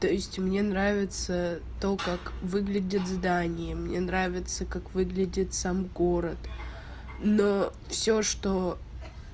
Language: Russian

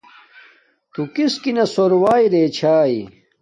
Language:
Domaaki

